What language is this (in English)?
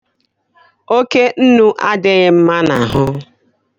Igbo